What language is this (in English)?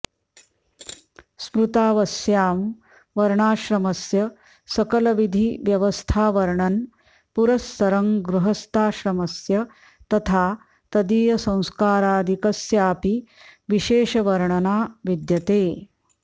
Sanskrit